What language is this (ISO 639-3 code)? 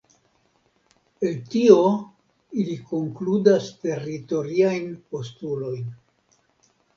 epo